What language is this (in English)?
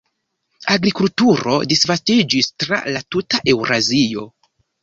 Esperanto